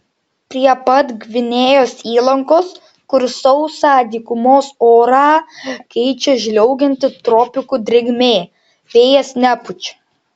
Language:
Lithuanian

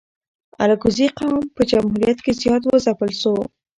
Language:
Pashto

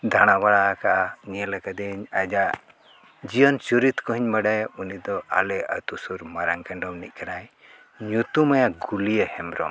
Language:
Santali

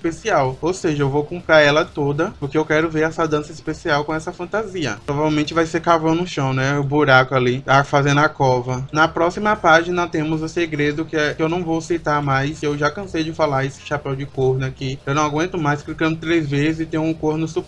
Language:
Portuguese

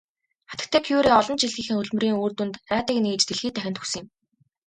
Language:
Mongolian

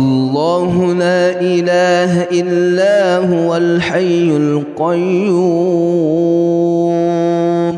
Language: Arabic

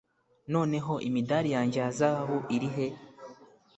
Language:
Kinyarwanda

